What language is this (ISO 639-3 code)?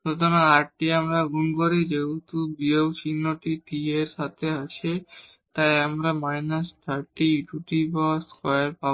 ben